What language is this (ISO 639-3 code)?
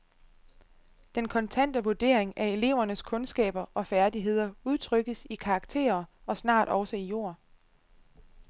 dan